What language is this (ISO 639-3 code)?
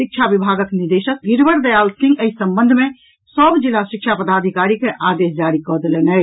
mai